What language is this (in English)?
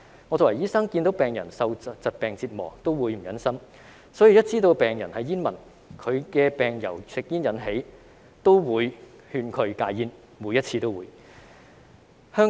Cantonese